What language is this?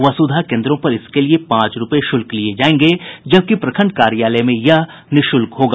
Hindi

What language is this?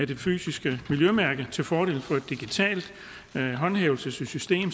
Danish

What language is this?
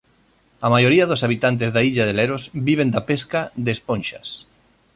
Galician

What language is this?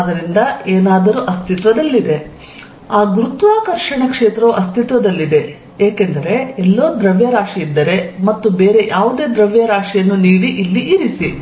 Kannada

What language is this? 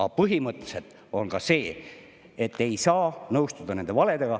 Estonian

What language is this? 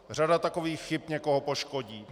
Czech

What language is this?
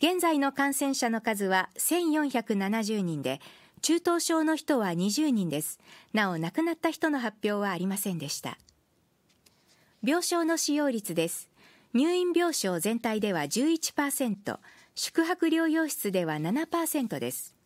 Japanese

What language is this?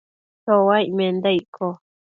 Matsés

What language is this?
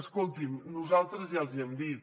Catalan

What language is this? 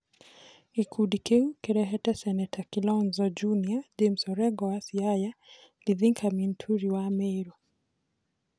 Kikuyu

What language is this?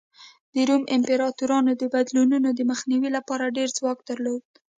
Pashto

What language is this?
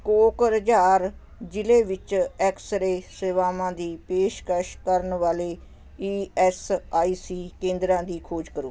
Punjabi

